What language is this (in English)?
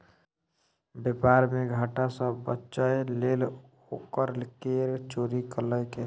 Maithili